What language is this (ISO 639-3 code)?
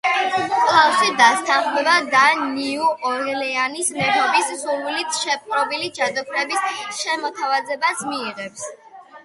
kat